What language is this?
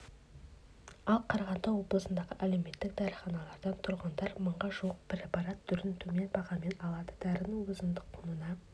Kazakh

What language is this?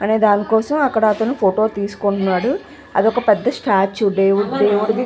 Telugu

